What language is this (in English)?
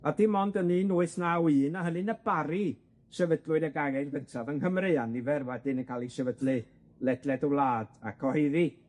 Welsh